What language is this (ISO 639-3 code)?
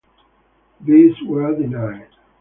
eng